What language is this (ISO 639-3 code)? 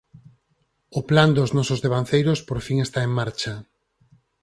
glg